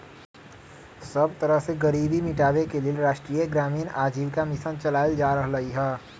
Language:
Magahi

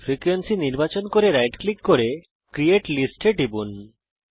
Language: Bangla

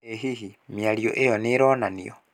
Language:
Kikuyu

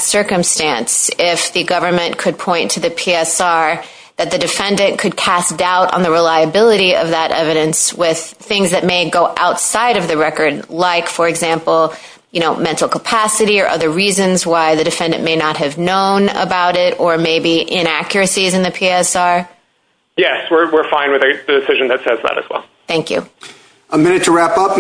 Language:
English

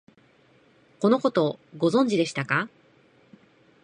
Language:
Japanese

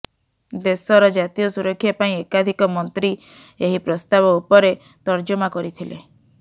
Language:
Odia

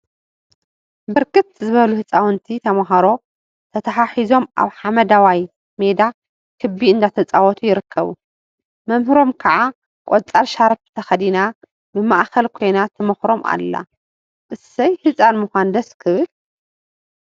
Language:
Tigrinya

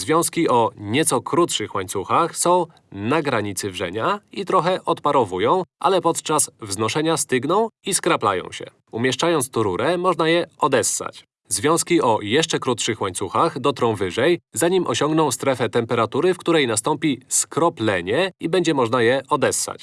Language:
Polish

